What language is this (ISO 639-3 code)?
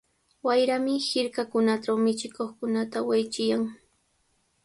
qws